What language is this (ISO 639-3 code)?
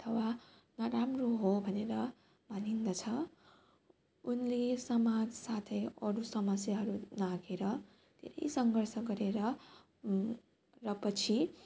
nep